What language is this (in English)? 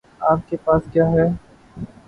Urdu